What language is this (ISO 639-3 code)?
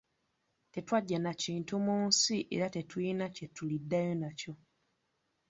lug